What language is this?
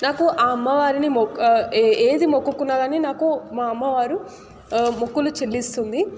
Telugu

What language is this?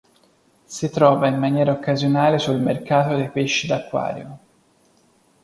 Italian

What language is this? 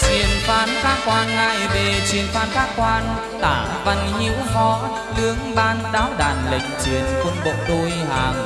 Vietnamese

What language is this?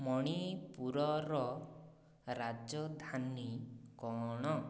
Odia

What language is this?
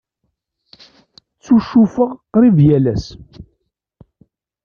Kabyle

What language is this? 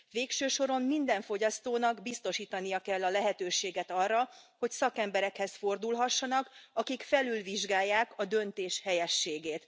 Hungarian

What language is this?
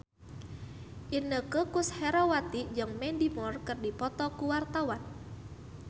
Sundanese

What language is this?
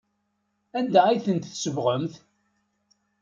Kabyle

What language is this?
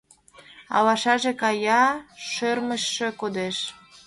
Mari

